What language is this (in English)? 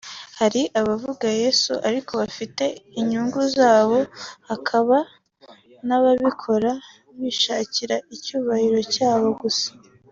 Kinyarwanda